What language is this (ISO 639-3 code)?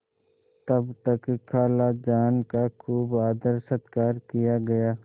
hin